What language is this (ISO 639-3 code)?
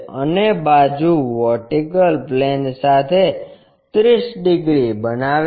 guj